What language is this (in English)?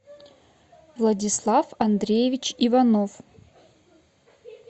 Russian